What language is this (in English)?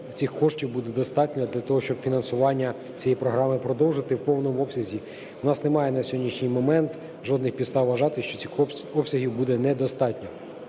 Ukrainian